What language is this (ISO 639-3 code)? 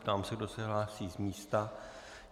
ces